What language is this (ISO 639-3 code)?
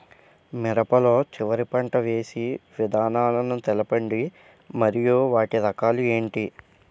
tel